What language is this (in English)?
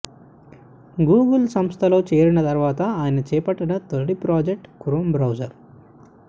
Telugu